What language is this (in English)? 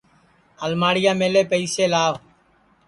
Sansi